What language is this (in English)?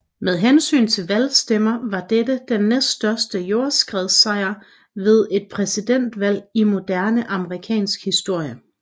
Danish